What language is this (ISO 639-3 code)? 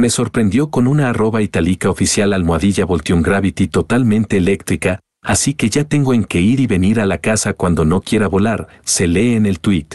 spa